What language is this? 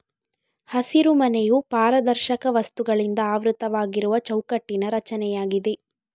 Kannada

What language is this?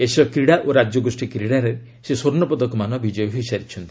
Odia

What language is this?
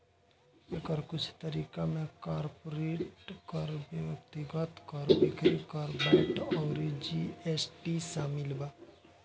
Bhojpuri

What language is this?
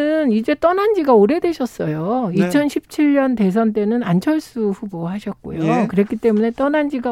Korean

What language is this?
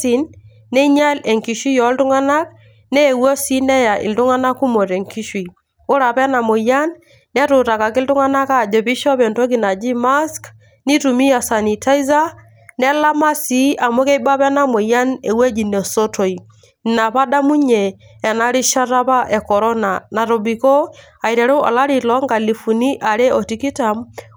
Masai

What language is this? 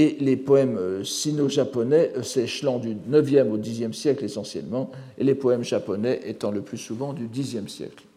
French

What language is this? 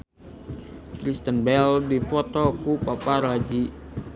Sundanese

